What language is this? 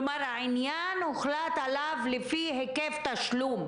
Hebrew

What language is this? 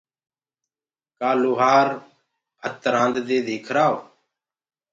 Gurgula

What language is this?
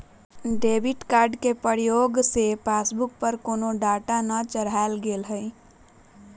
Magahi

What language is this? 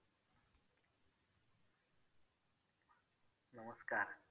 Marathi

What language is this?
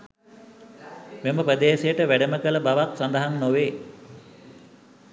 Sinhala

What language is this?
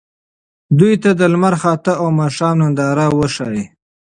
Pashto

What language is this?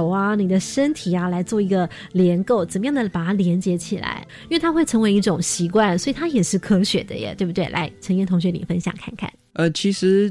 Chinese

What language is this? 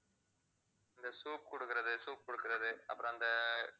Tamil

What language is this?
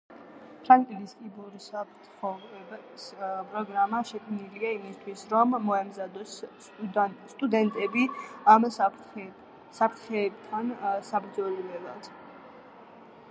Georgian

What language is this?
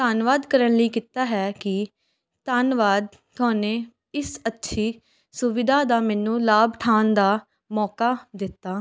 Punjabi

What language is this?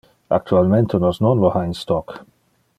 Interlingua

